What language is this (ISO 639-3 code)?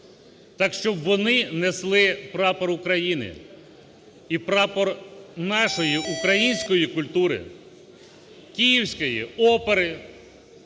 ukr